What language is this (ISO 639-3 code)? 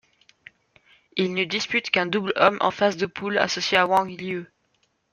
fra